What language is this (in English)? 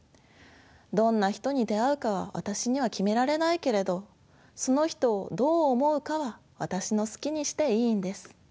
Japanese